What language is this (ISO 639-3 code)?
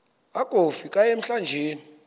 xho